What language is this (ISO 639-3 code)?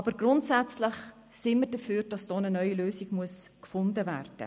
gsw